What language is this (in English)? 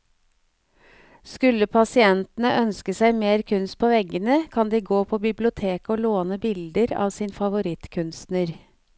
Norwegian